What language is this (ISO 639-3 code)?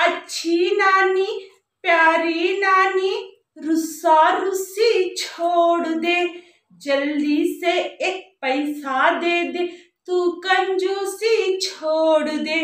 hin